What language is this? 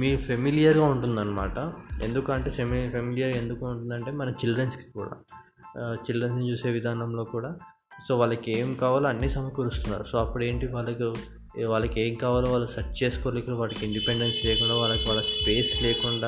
Telugu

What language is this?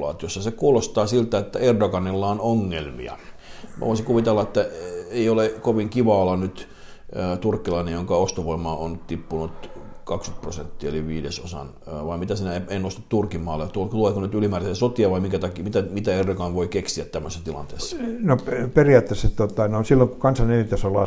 Finnish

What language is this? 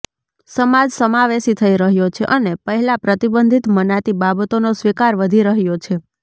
Gujarati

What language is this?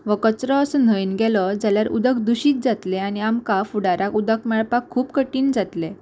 Konkani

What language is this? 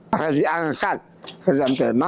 Indonesian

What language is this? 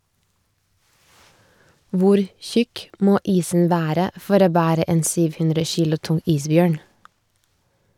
Norwegian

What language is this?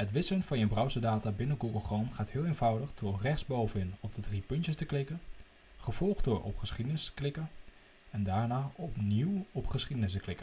Dutch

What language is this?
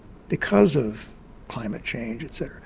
English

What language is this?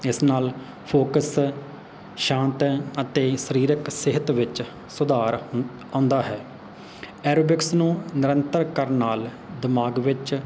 Punjabi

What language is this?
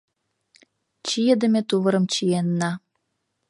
Mari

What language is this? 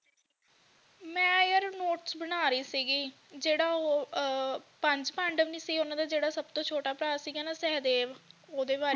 Punjabi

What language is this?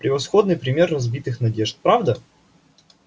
Russian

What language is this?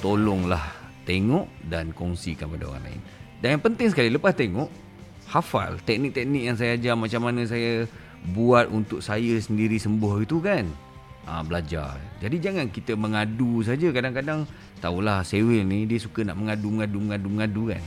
Malay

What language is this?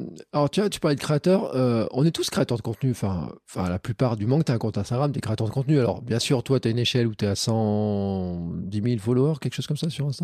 French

